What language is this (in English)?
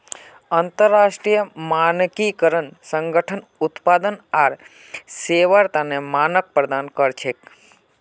Magahi